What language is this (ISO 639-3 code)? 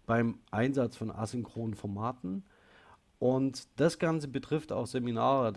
deu